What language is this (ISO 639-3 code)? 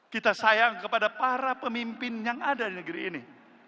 ind